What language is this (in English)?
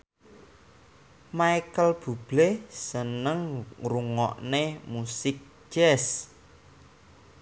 Javanese